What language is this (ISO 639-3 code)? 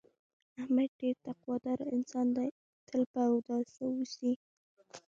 pus